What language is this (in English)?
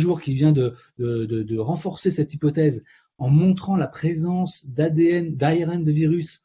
French